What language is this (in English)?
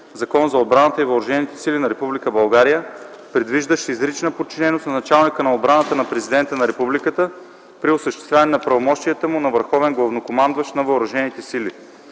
Bulgarian